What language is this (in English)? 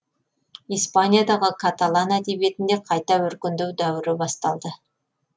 Kazakh